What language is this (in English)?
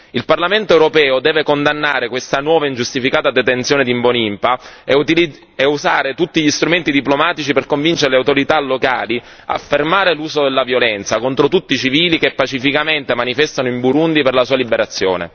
Italian